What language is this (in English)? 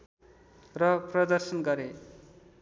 Nepali